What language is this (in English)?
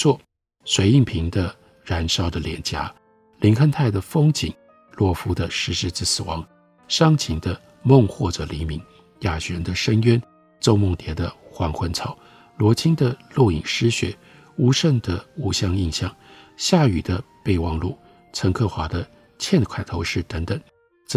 Chinese